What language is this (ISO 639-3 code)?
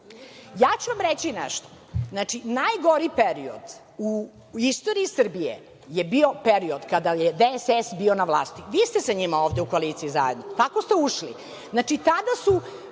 srp